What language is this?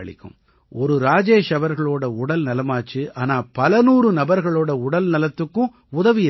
Tamil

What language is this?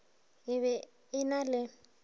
Northern Sotho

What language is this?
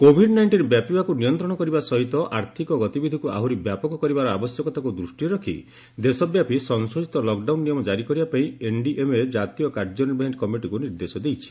Odia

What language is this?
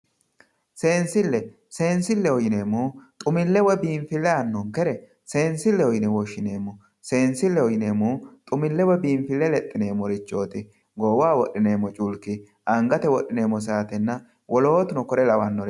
Sidamo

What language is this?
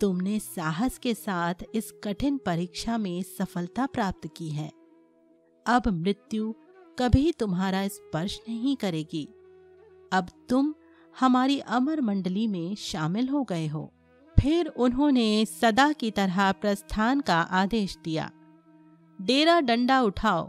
Hindi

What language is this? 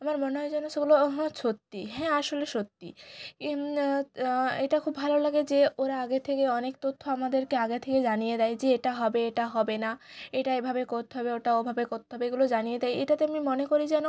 Bangla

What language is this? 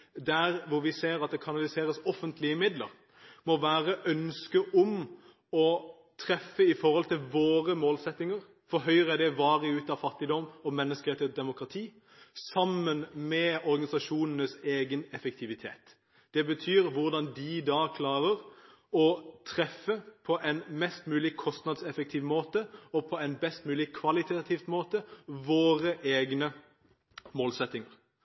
Norwegian Bokmål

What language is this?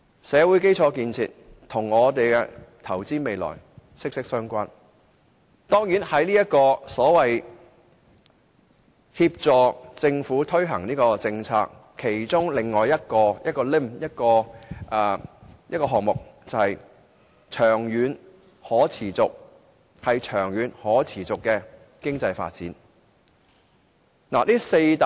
Cantonese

